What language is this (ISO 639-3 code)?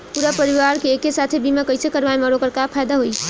bho